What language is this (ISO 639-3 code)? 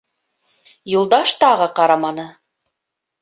bak